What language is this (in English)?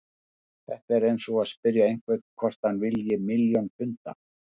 Icelandic